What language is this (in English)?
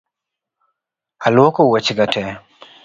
Luo (Kenya and Tanzania)